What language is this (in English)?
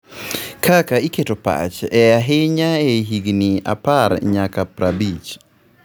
Luo (Kenya and Tanzania)